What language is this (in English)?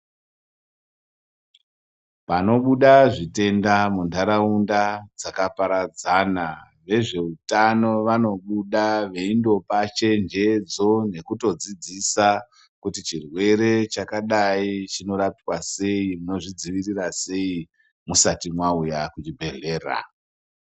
Ndau